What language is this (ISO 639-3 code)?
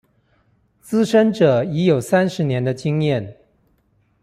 zho